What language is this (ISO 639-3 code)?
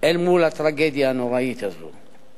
heb